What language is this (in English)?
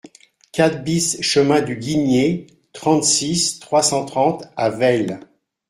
French